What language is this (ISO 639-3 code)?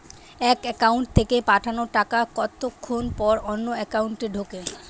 ben